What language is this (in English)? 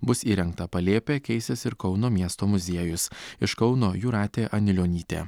Lithuanian